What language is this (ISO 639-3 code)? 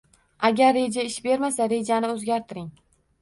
uzb